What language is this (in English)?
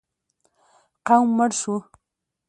Pashto